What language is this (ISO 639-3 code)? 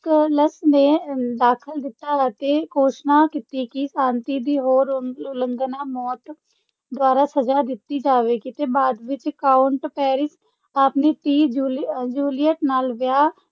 pan